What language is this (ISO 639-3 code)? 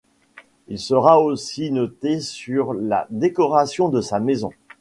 fra